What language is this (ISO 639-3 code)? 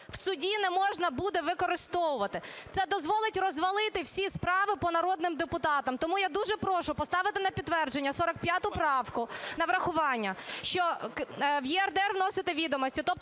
ukr